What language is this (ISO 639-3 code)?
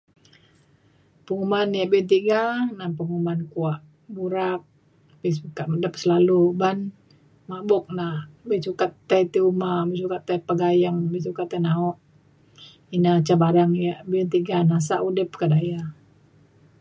xkl